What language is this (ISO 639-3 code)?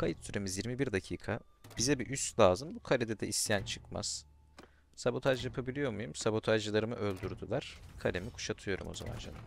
tur